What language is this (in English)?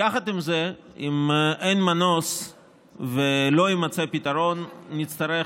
Hebrew